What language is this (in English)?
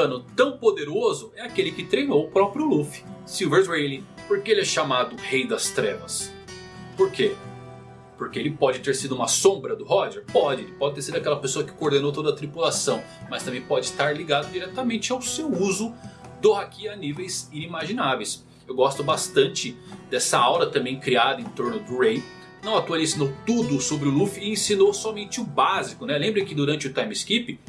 Portuguese